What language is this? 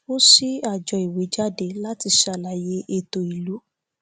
Yoruba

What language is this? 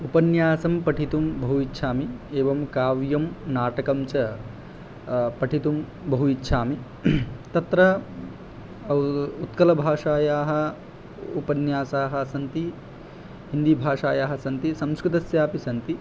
Sanskrit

